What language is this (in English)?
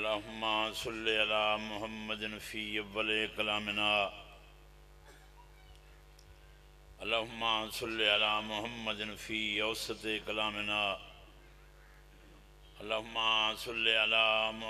Arabic